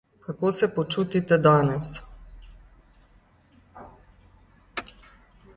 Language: Slovenian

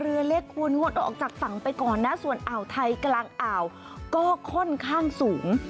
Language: Thai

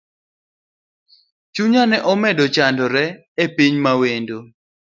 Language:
Luo (Kenya and Tanzania)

